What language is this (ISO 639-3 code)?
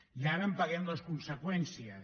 cat